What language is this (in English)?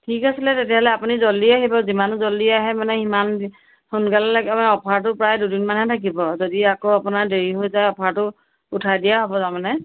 Assamese